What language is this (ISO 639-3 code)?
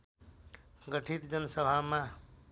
nep